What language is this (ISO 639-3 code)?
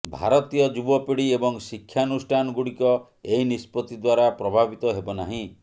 ori